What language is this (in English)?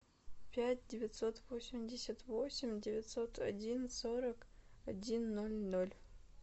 Russian